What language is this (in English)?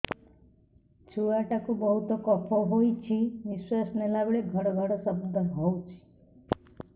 Odia